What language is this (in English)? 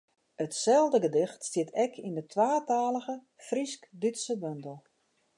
Western Frisian